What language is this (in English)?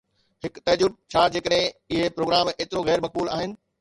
Sindhi